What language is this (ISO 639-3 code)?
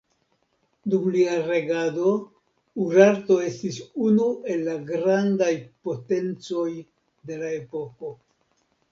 epo